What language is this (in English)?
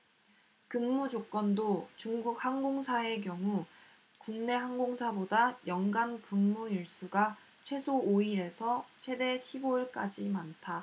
Korean